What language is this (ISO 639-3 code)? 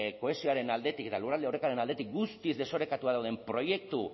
eus